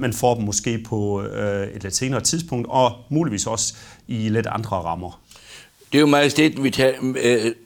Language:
Danish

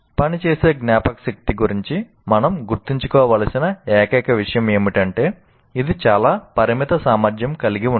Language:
Telugu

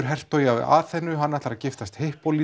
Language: Icelandic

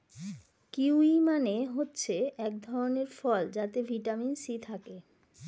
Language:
Bangla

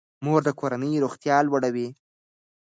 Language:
Pashto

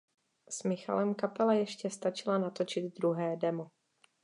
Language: Czech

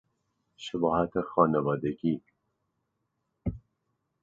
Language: Persian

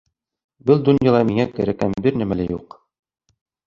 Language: Bashkir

